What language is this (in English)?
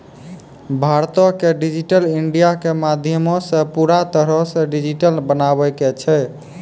Maithili